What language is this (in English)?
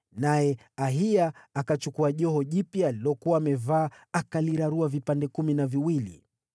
Swahili